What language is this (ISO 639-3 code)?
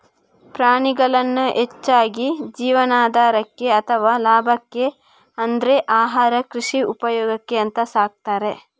kan